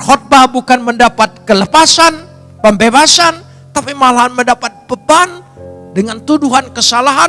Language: Indonesian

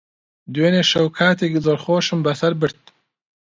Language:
Central Kurdish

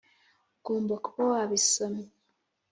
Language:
Kinyarwanda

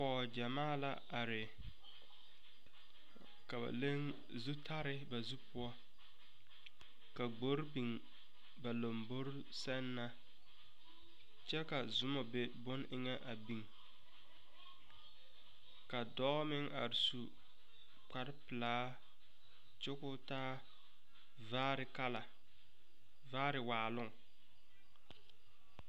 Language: Southern Dagaare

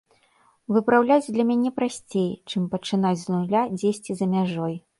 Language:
Belarusian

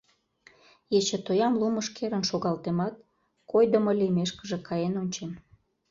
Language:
Mari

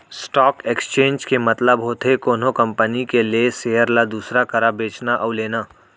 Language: Chhattisgarhi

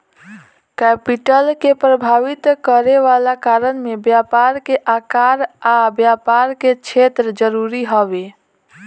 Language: Bhojpuri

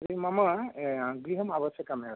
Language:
Sanskrit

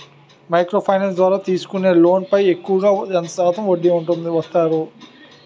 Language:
Telugu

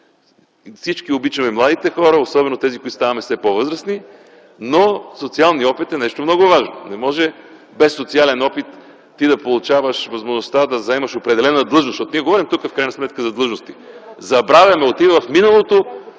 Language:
Bulgarian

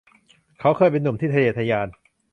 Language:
Thai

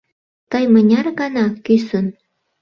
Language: Mari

